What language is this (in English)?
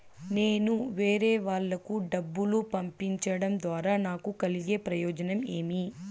Telugu